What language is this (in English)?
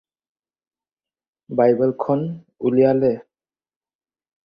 Assamese